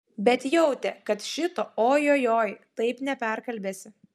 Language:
Lithuanian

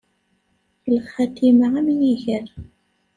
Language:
Kabyle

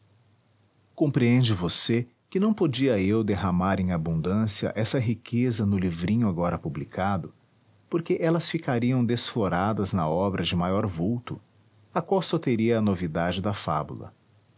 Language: Portuguese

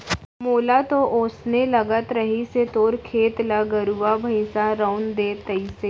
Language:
Chhattisgarhi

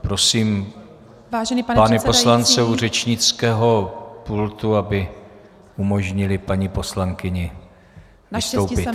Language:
Czech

